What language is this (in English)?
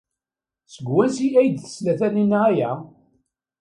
Kabyle